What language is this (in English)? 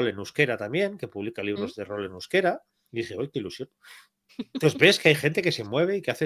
Spanish